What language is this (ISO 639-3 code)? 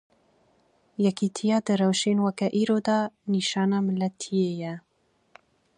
kur